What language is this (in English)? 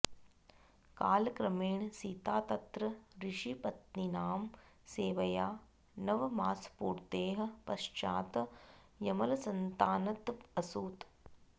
Sanskrit